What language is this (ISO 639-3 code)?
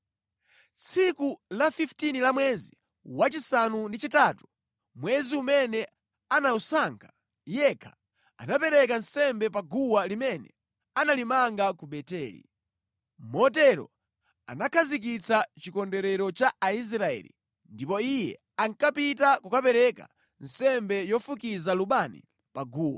nya